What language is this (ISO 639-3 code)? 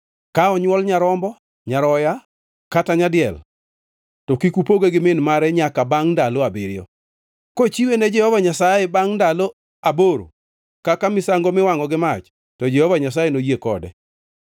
luo